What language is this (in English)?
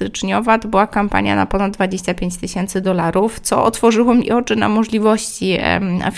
Polish